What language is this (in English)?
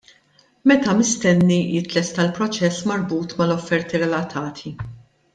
Maltese